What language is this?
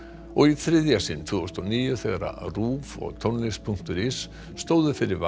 Icelandic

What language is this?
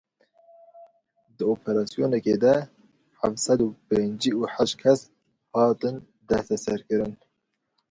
Kurdish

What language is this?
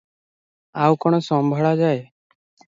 Odia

